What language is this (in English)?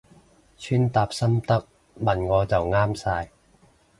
Cantonese